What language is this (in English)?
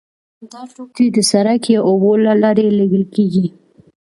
Pashto